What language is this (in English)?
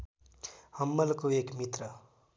Nepali